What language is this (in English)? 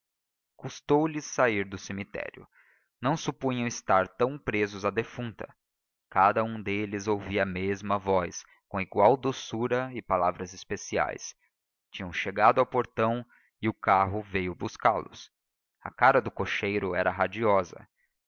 Portuguese